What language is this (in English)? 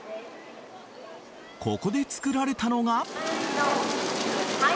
Japanese